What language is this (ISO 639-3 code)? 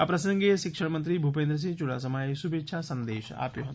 guj